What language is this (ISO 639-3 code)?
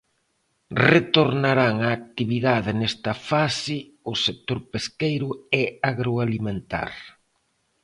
glg